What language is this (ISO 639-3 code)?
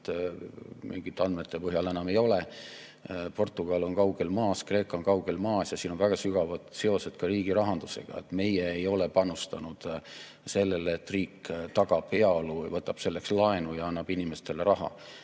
est